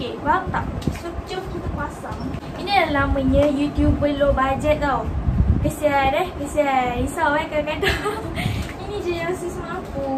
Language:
Malay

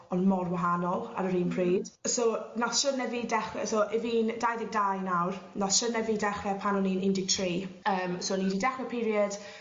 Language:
Welsh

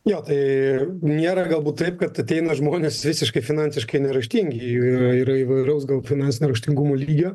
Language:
Lithuanian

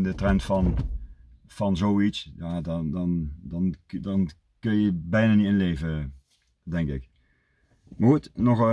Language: Dutch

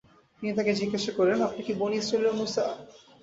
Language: Bangla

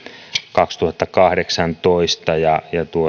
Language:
Finnish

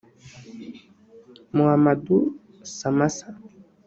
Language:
Kinyarwanda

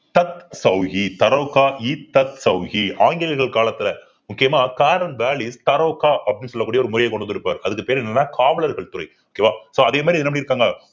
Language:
Tamil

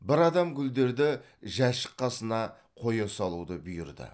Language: Kazakh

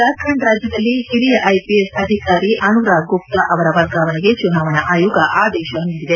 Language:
Kannada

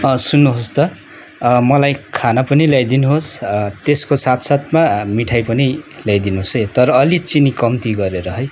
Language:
Nepali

